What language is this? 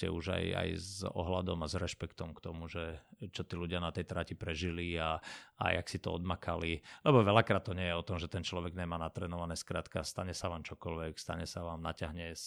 Slovak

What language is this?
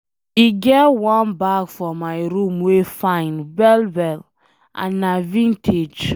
Nigerian Pidgin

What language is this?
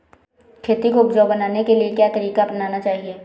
Hindi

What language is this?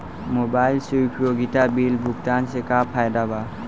Bhojpuri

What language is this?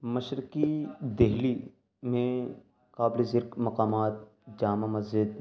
Urdu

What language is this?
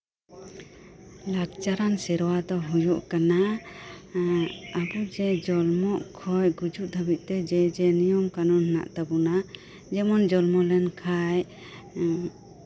Santali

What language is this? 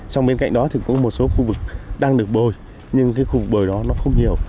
Vietnamese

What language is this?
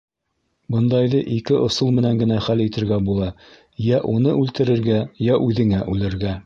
Bashkir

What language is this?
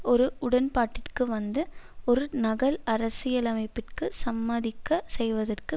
Tamil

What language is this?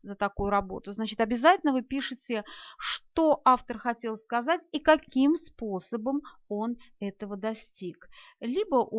Russian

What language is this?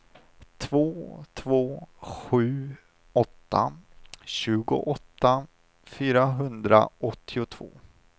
Swedish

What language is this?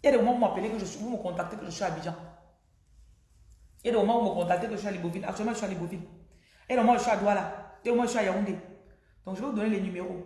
French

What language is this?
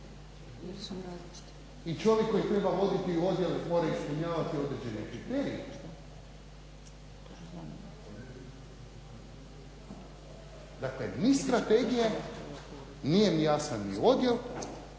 Croatian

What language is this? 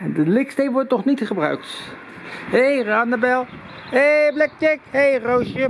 Dutch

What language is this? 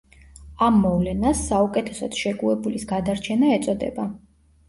Georgian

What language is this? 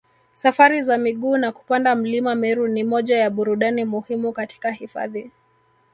Swahili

